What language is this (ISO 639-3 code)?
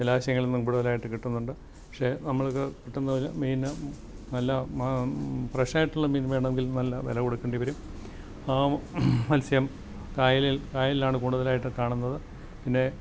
mal